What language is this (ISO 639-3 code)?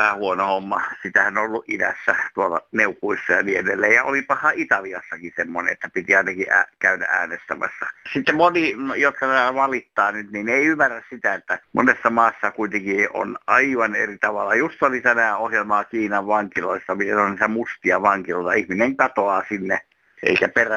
fin